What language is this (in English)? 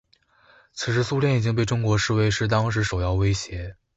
Chinese